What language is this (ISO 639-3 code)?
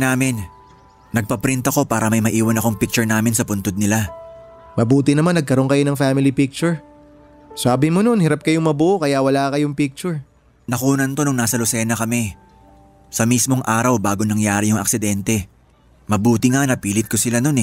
fil